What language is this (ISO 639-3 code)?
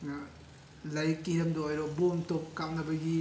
mni